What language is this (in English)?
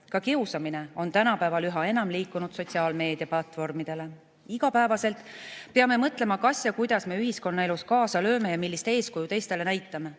Estonian